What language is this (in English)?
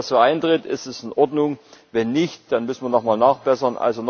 German